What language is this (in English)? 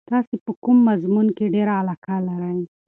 Pashto